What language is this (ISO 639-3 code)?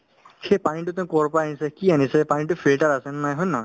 asm